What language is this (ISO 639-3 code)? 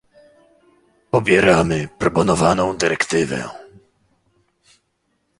pol